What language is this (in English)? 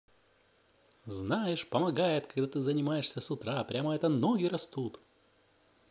Russian